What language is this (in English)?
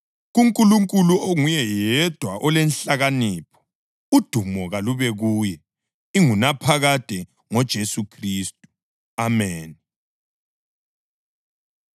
North Ndebele